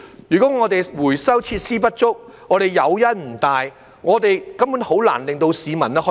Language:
Cantonese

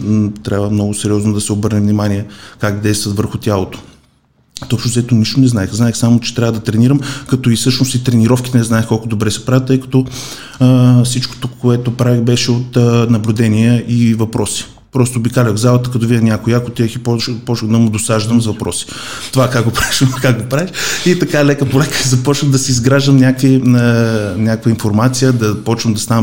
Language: Bulgarian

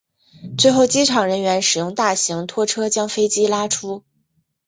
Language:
Chinese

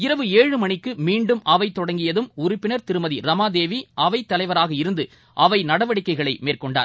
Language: Tamil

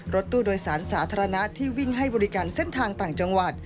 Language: Thai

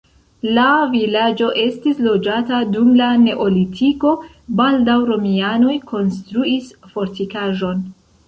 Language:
Esperanto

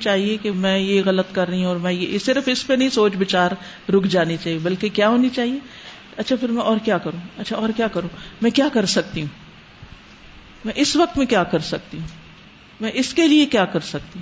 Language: Urdu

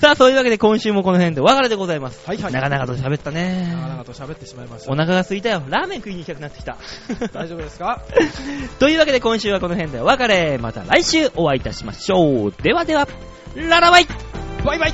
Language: Japanese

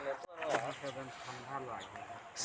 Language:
Chhattisgarhi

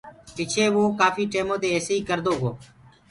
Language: Gurgula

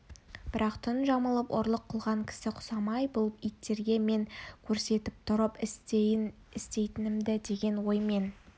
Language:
Kazakh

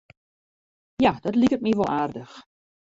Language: Western Frisian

